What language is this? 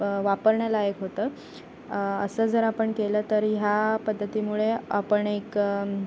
Marathi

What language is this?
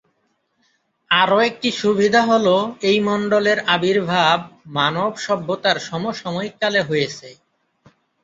Bangla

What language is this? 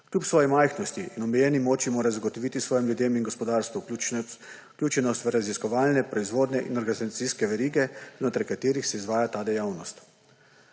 Slovenian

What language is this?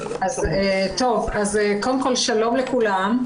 Hebrew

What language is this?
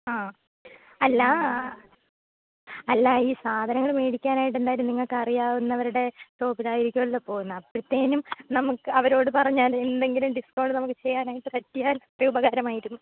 Malayalam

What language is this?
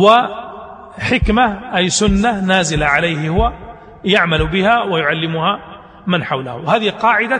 Arabic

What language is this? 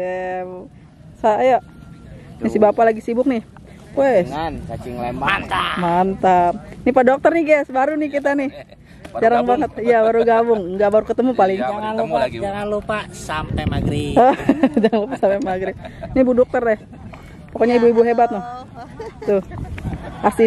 Indonesian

